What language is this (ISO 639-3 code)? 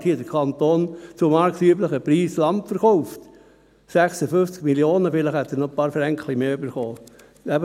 gsw